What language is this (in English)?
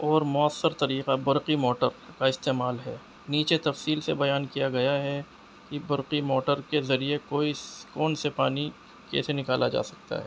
Urdu